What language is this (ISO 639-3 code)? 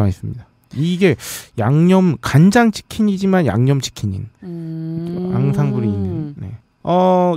kor